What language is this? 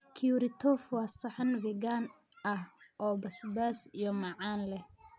Somali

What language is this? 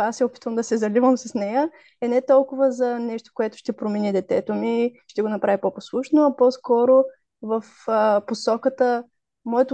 Bulgarian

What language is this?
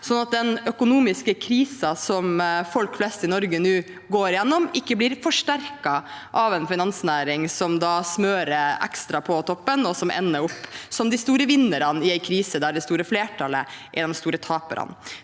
Norwegian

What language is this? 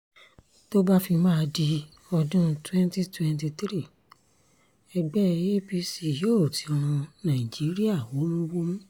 Yoruba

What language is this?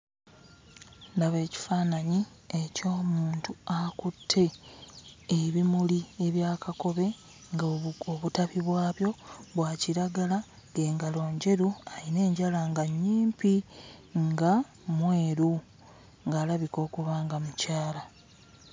Ganda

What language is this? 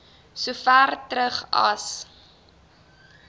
Afrikaans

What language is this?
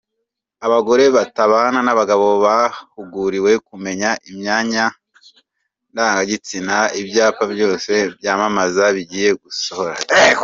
Kinyarwanda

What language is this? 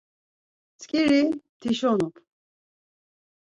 Laz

